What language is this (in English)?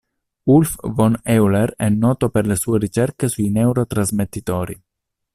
Italian